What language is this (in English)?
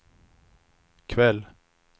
Swedish